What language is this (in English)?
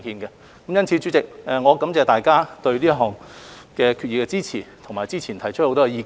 Cantonese